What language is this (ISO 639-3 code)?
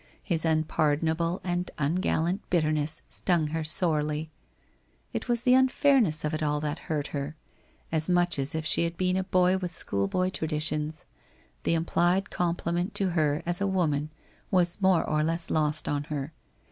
eng